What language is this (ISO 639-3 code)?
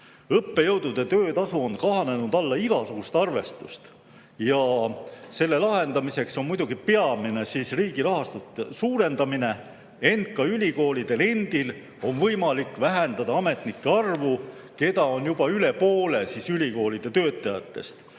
est